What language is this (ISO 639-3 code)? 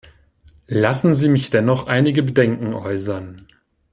deu